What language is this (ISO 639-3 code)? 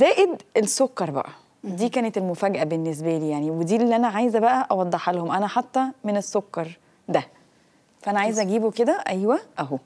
ara